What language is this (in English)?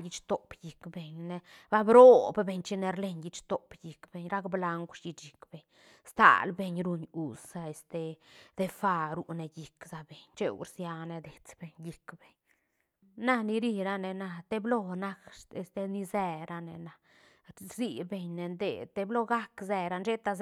Santa Catarina Albarradas Zapotec